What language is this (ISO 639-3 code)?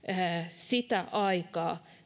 fin